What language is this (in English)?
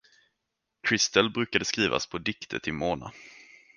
Swedish